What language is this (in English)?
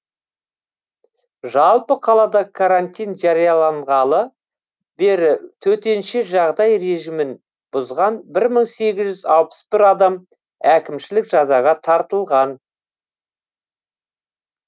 Kazakh